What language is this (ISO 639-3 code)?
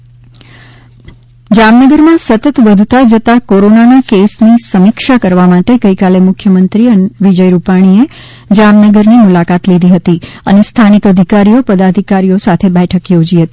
guj